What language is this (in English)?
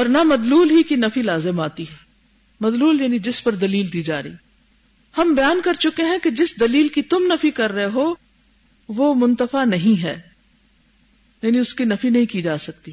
Urdu